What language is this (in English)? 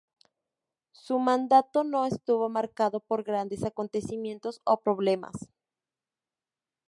Spanish